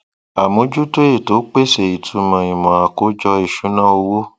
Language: Yoruba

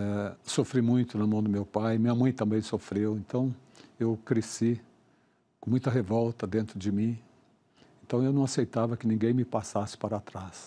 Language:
Portuguese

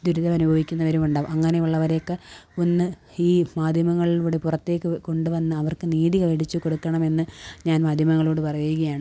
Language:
Malayalam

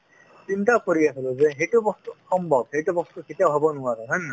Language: Assamese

